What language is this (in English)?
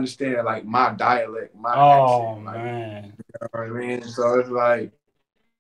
English